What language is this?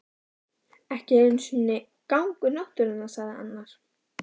Icelandic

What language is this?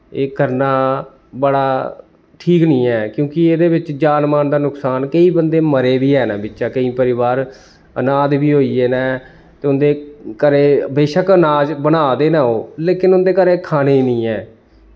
Dogri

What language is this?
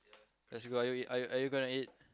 English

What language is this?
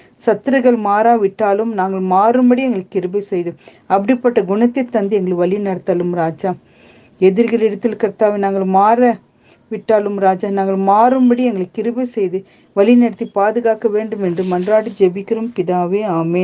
Tamil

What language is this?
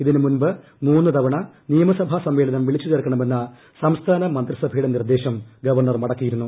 Malayalam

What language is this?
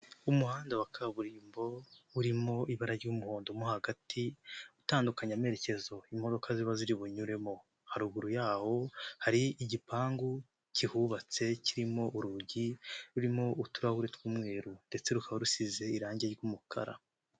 Kinyarwanda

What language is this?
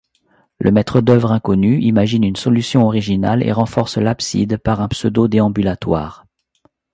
French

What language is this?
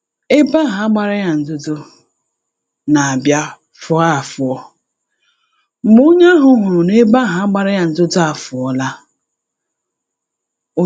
Igbo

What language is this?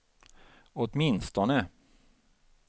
Swedish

